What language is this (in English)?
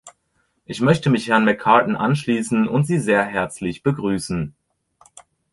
German